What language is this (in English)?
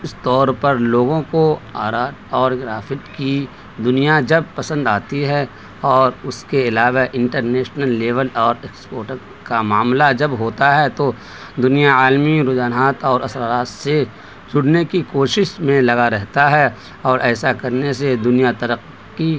Urdu